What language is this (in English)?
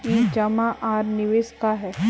Magahi